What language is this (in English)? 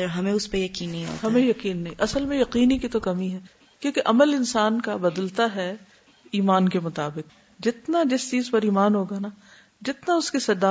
Urdu